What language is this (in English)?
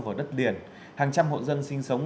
Vietnamese